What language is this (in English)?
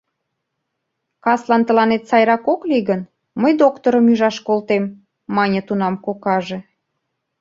Mari